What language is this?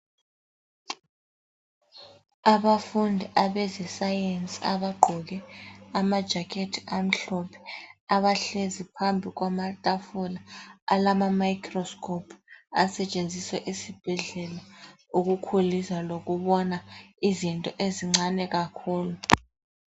North Ndebele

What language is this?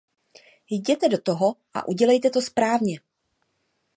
Czech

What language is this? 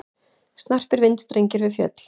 Icelandic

